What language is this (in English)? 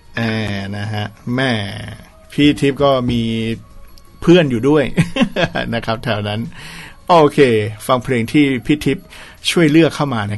Thai